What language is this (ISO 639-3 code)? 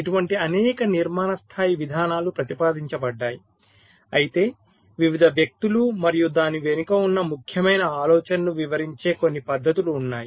tel